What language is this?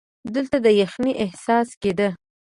Pashto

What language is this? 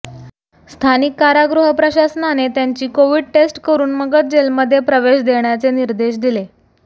Marathi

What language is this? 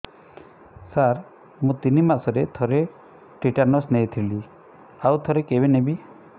Odia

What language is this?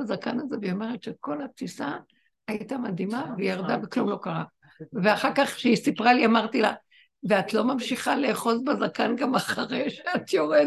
Hebrew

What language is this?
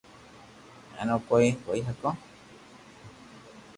Loarki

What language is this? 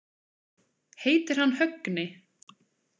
Icelandic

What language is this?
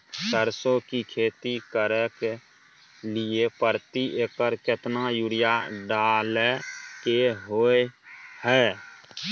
Maithili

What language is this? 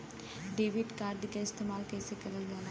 Bhojpuri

